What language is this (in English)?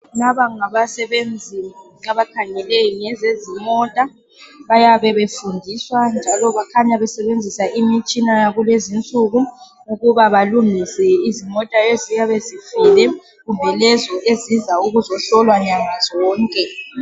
North Ndebele